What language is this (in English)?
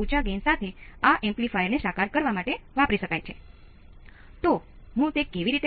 Gujarati